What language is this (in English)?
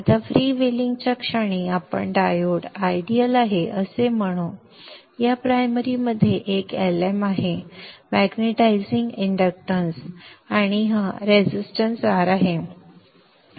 Marathi